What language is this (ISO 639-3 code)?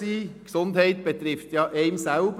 gsw